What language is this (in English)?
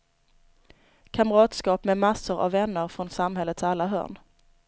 Swedish